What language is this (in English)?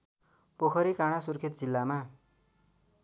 Nepali